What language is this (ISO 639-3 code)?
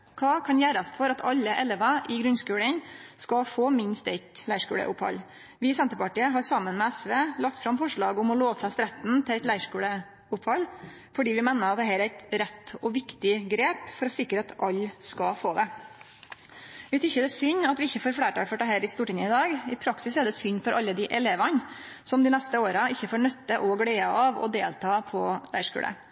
nno